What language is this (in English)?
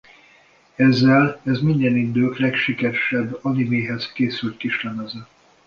Hungarian